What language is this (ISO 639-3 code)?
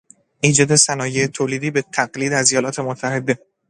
fas